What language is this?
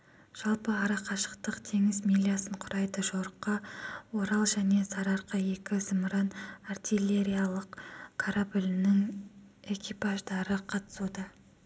Kazakh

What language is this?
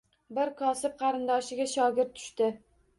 Uzbek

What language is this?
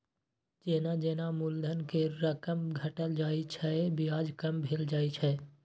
Maithili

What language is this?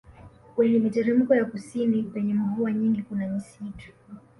Swahili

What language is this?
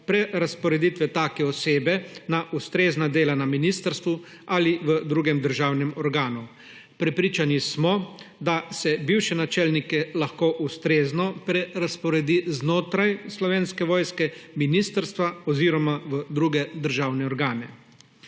Slovenian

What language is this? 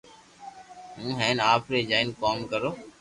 Loarki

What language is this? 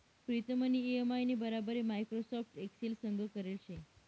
Marathi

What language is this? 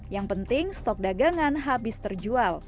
Indonesian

